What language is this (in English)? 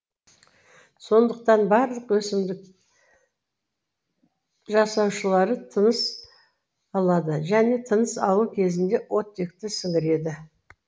Kazakh